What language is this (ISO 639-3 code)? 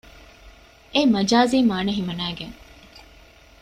div